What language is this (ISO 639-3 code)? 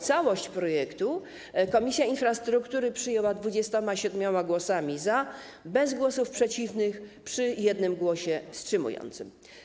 pol